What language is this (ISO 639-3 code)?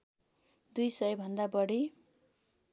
nep